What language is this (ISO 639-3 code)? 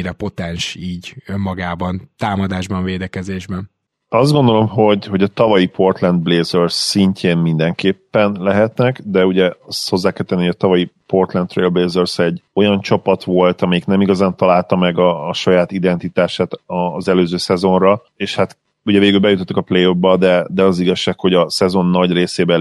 hun